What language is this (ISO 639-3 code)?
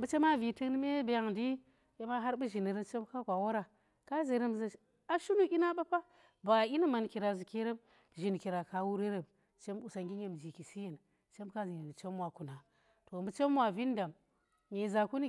ttr